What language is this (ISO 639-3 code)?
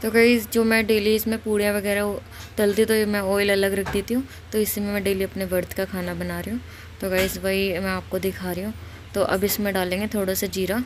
hin